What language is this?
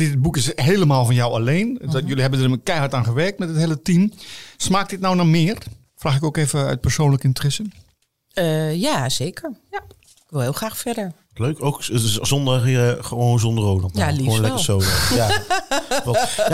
Dutch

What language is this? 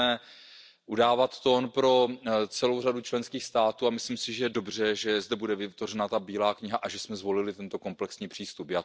Czech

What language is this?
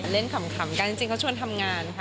Thai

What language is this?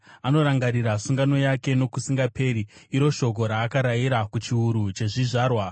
Shona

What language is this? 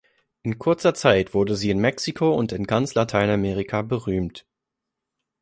German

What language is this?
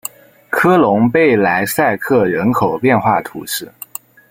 Chinese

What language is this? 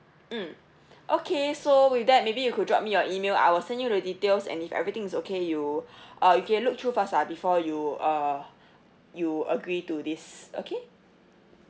English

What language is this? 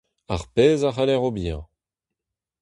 Breton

